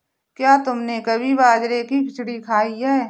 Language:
Hindi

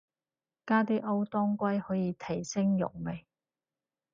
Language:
Cantonese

